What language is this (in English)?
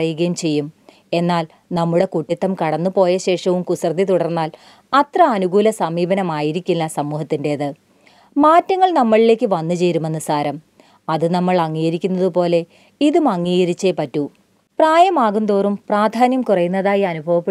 Malayalam